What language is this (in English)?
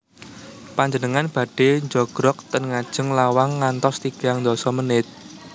Javanese